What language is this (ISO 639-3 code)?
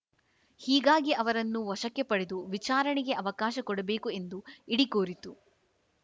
kan